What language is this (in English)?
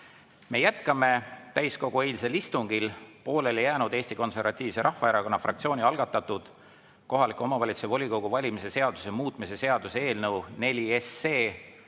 Estonian